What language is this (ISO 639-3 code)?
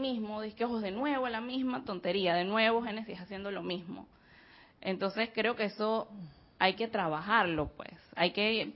spa